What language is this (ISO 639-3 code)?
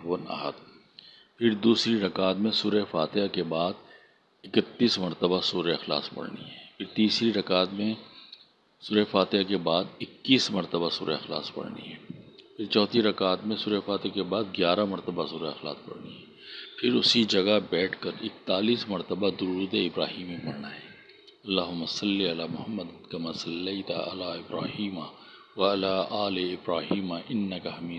urd